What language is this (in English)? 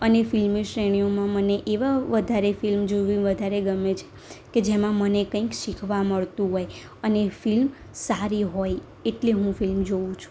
Gujarati